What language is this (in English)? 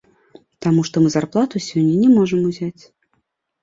Belarusian